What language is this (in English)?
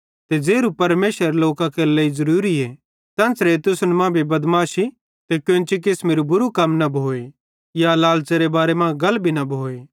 Bhadrawahi